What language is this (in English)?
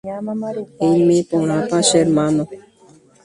Guarani